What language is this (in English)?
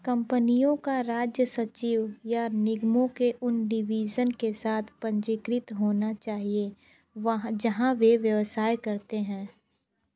Hindi